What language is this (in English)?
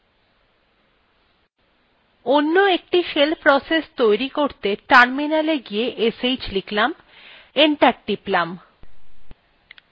Bangla